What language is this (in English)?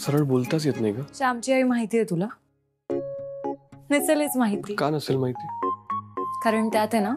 Marathi